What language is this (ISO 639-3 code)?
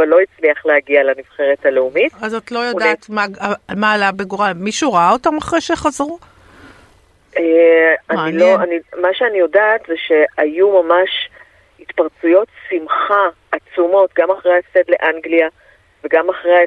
heb